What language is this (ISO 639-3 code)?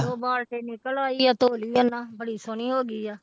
pan